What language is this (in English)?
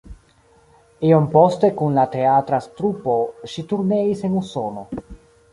Esperanto